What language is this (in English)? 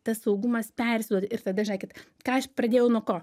Lithuanian